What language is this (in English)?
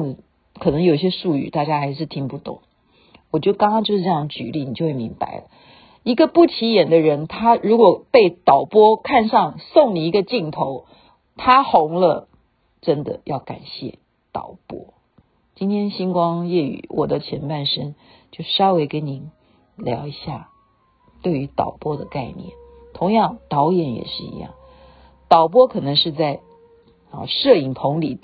Chinese